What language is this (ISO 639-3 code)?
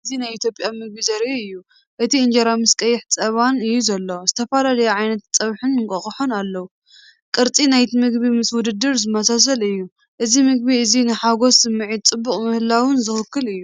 tir